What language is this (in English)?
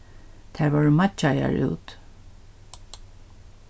Faroese